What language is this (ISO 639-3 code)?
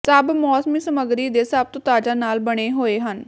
pan